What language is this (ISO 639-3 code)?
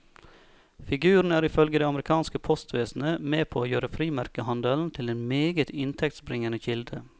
nor